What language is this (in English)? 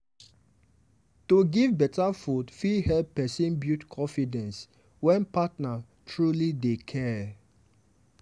Nigerian Pidgin